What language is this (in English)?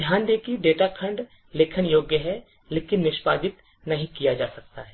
Hindi